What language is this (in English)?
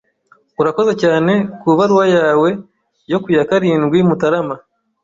Kinyarwanda